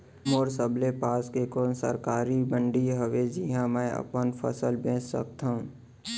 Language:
Chhattisgarhi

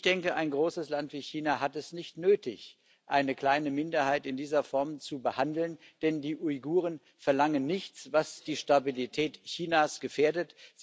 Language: German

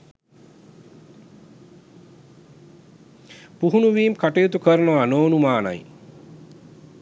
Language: Sinhala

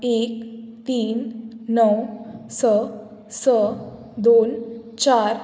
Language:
Konkani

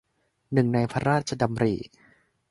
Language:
Thai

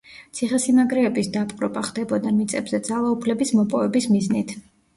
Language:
Georgian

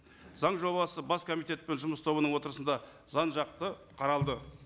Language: Kazakh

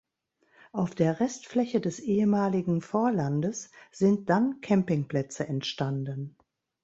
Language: German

